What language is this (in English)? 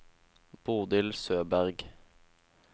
Norwegian